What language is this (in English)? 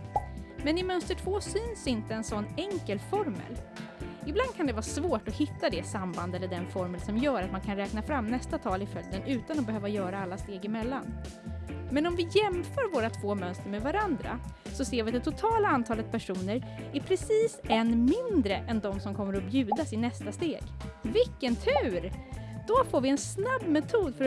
Swedish